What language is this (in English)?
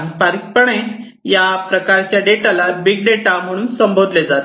Marathi